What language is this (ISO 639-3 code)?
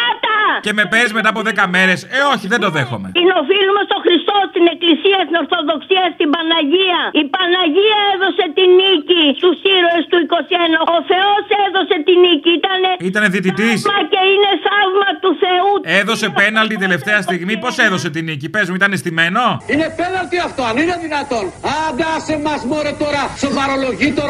ell